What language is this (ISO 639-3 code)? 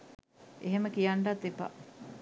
sin